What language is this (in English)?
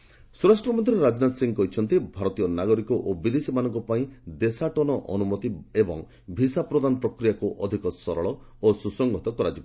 Odia